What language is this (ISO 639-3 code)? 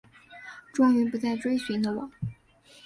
zho